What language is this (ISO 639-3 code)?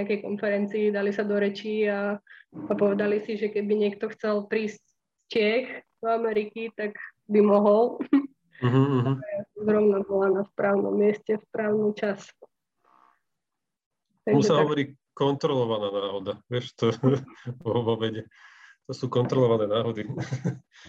slk